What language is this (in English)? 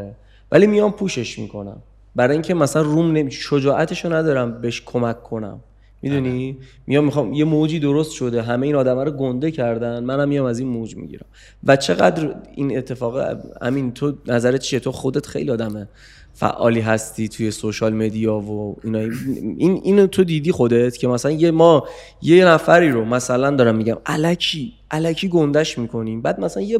Persian